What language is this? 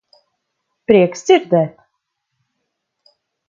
Latvian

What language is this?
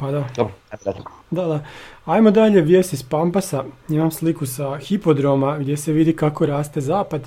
Croatian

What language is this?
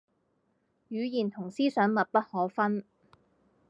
Cantonese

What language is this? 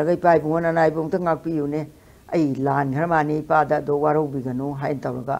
Korean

